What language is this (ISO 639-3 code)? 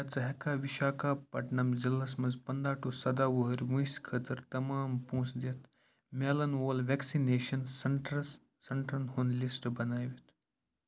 kas